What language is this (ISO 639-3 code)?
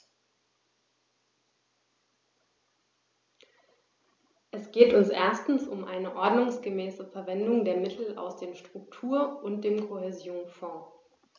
deu